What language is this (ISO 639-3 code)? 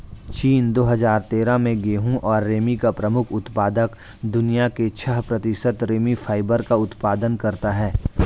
hin